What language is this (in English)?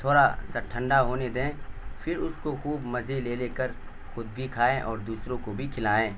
Urdu